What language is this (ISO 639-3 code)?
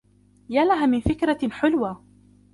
ara